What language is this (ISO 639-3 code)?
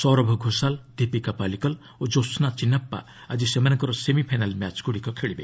ori